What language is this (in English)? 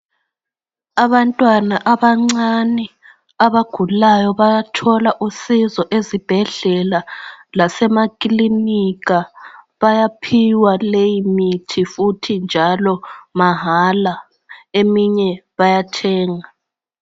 North Ndebele